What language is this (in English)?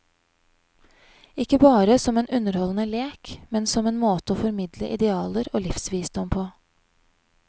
Norwegian